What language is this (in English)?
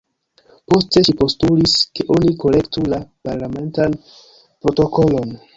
Esperanto